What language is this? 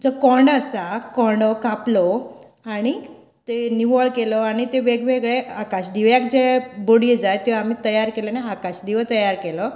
Konkani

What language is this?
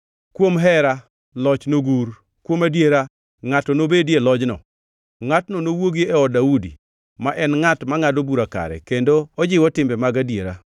Luo (Kenya and Tanzania)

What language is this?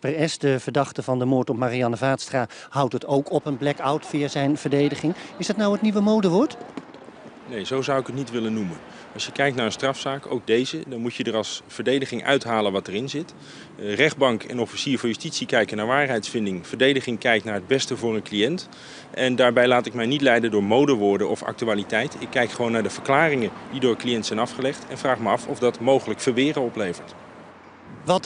Dutch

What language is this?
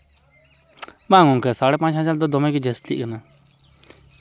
Santali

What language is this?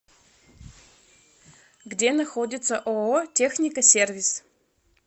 Russian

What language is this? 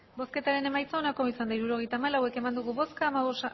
Basque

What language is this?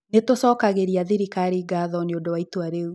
Kikuyu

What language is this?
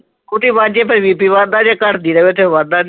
Punjabi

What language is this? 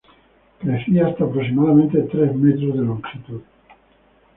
Spanish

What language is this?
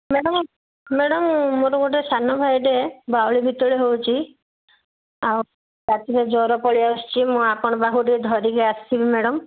Odia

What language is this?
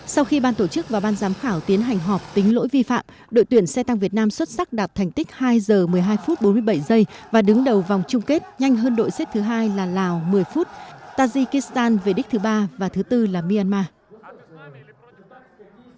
Vietnamese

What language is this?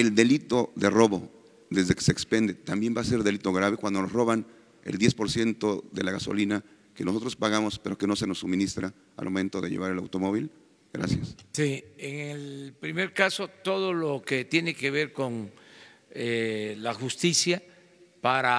Spanish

